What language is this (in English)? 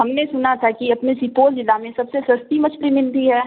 Urdu